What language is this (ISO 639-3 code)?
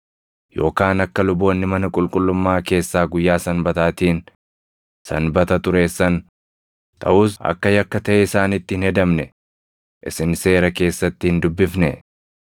orm